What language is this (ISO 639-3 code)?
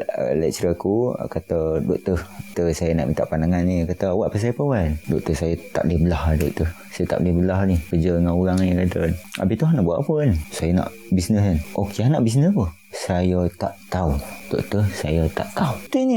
msa